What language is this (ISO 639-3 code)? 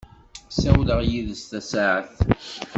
kab